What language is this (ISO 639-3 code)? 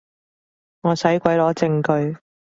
yue